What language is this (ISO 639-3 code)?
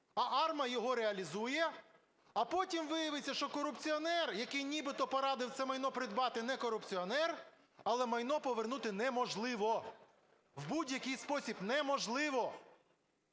ukr